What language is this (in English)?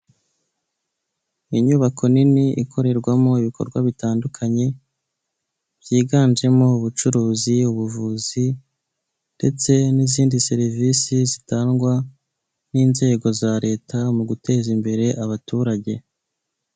Kinyarwanda